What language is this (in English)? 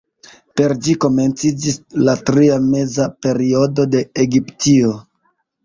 Esperanto